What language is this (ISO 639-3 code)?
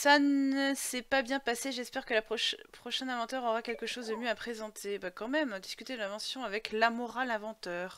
fra